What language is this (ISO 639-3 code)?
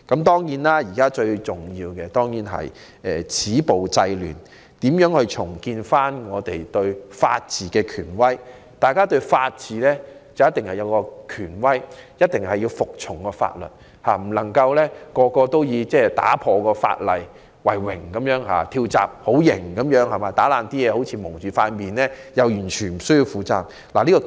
yue